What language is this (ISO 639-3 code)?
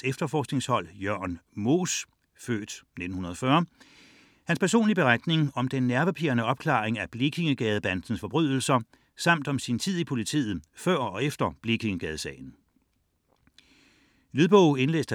dan